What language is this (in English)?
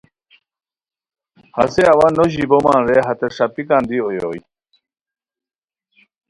Khowar